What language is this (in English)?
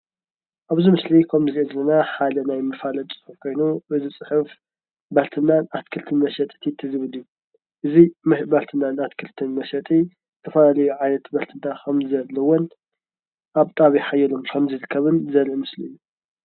Tigrinya